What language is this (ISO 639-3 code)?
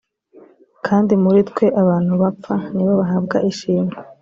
kin